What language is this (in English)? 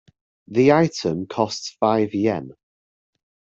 English